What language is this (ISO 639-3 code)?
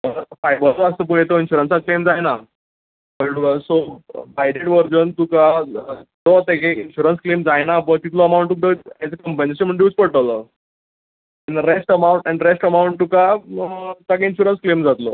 kok